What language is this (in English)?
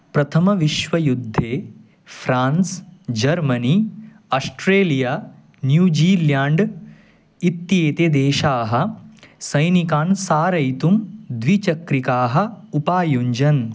Sanskrit